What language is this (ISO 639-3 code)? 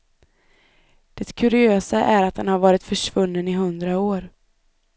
swe